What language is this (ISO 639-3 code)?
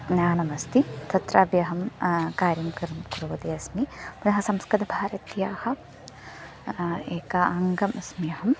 san